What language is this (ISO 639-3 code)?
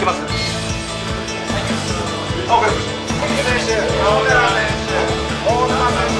jpn